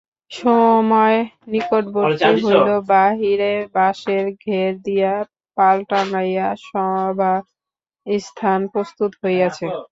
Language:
Bangla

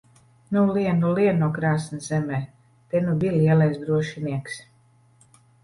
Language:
Latvian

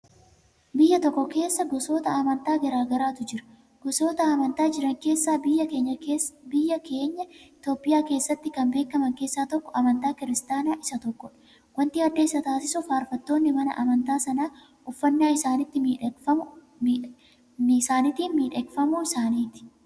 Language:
Oromo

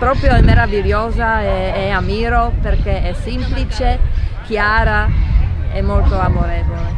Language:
Italian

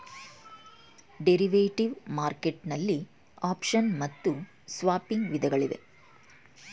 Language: Kannada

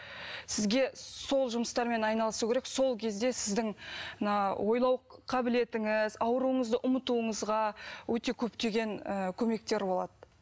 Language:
Kazakh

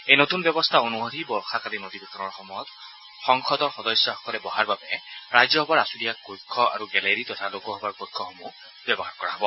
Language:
Assamese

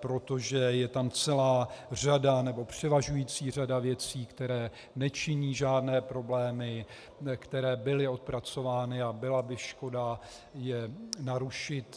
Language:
Czech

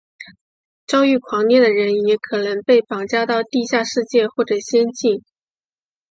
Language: Chinese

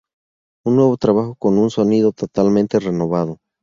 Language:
Spanish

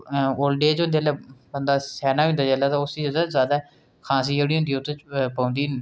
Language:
Dogri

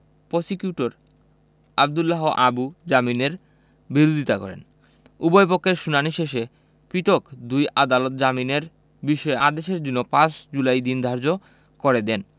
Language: Bangla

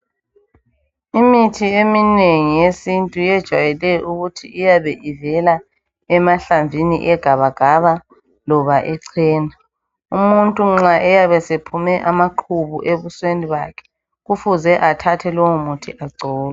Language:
North Ndebele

